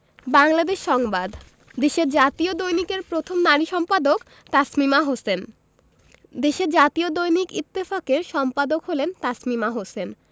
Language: Bangla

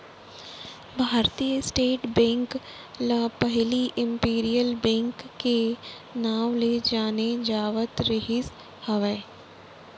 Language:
Chhattisgarhi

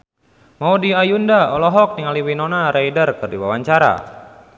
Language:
Sundanese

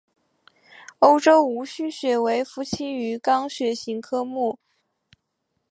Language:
Chinese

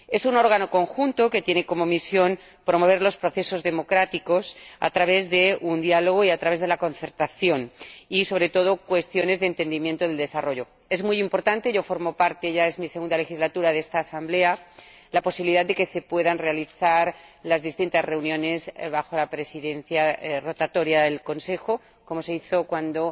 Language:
Spanish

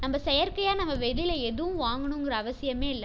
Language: Tamil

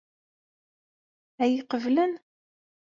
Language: Kabyle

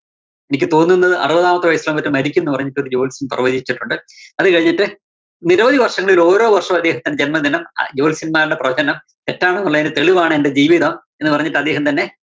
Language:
Malayalam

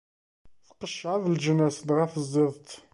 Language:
Kabyle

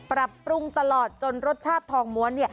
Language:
Thai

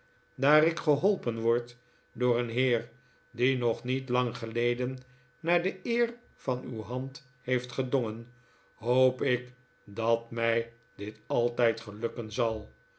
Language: Dutch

